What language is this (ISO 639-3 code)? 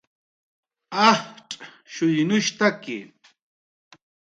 jqr